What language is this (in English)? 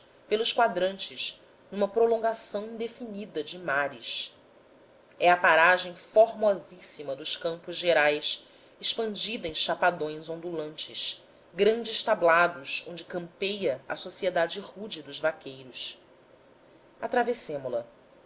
Portuguese